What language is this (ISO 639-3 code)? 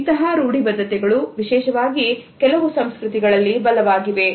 kan